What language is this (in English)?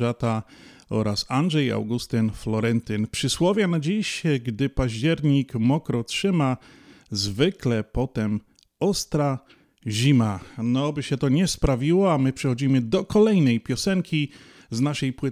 Polish